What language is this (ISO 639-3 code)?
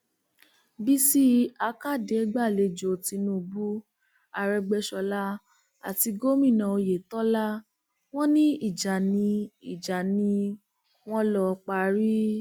yor